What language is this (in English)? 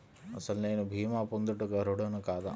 Telugu